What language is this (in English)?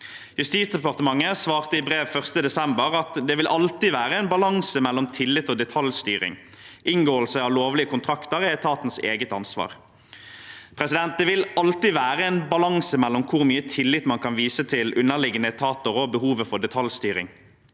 Norwegian